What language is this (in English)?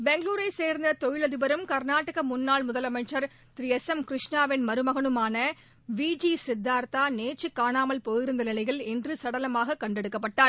Tamil